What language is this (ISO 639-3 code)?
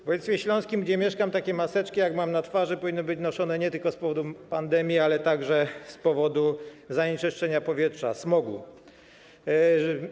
pol